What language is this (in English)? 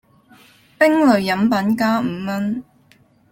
Cantonese